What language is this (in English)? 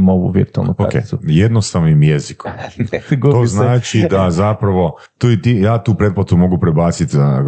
Croatian